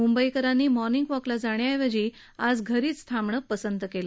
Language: Marathi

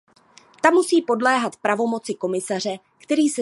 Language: Czech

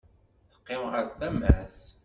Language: Kabyle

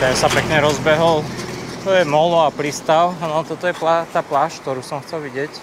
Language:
Slovak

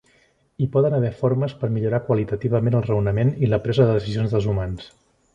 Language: Catalan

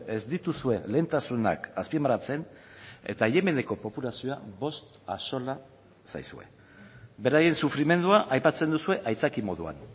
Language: Basque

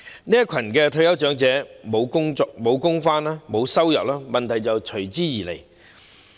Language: Cantonese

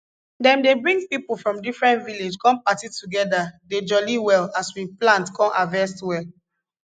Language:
Nigerian Pidgin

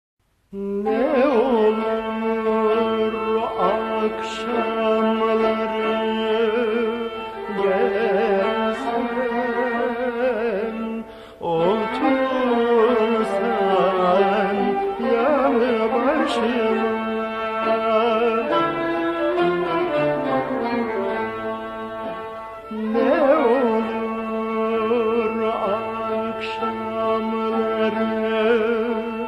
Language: Turkish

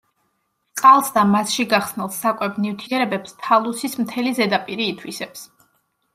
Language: Georgian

